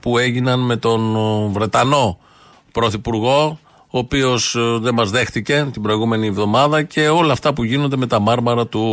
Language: Greek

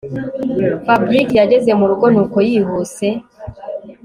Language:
Kinyarwanda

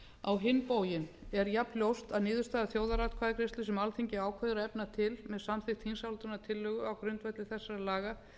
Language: Icelandic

